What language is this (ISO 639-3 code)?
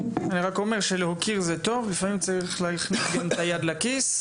heb